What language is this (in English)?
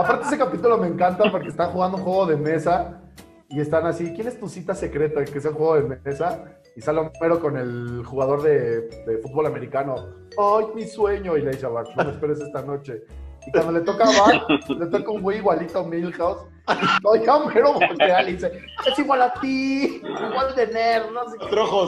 Spanish